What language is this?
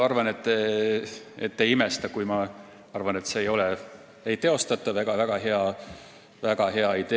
Estonian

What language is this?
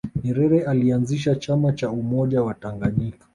Swahili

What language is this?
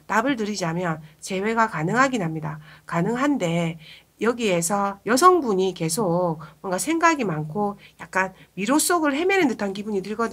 Korean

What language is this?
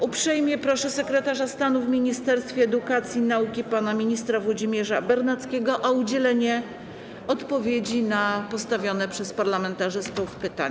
Polish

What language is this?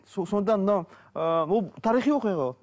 Kazakh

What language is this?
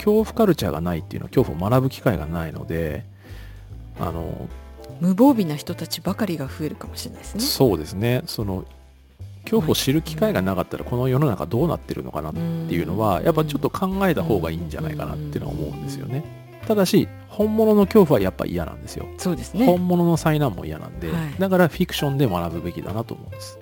Japanese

